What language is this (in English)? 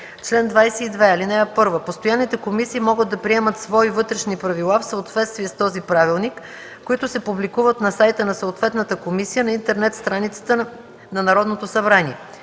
Bulgarian